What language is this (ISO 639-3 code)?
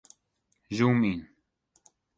fry